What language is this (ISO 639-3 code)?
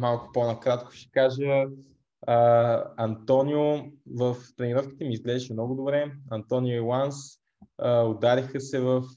bul